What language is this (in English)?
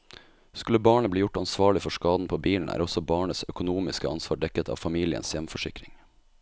Norwegian